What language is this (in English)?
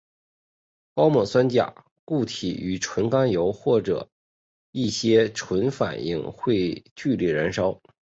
Chinese